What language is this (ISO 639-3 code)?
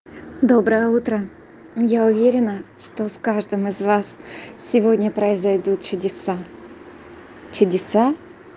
rus